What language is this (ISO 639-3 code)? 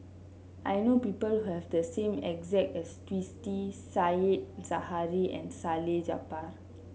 eng